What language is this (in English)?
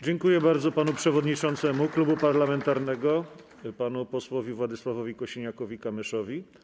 Polish